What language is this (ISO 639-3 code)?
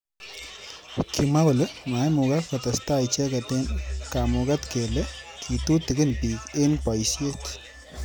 kln